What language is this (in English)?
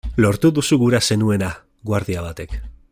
Basque